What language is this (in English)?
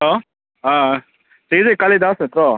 Manipuri